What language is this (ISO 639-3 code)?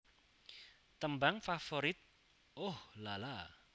jav